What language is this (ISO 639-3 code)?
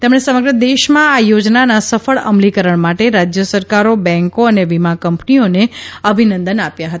guj